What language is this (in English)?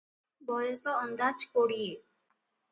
Odia